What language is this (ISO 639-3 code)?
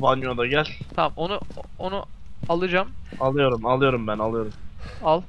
tur